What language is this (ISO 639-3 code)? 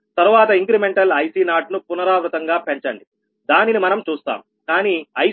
tel